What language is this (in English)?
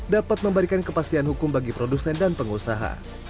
Indonesian